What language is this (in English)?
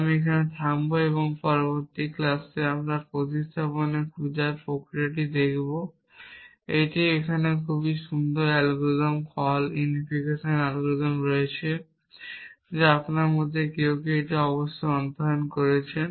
Bangla